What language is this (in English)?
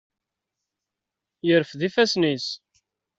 Kabyle